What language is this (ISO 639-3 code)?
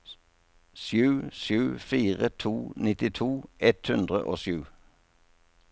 nor